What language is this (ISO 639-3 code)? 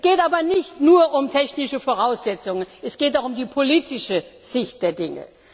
deu